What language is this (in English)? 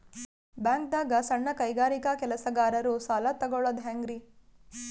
Kannada